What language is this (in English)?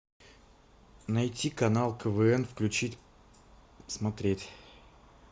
Russian